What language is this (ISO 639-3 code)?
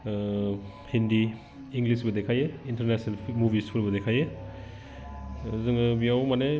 brx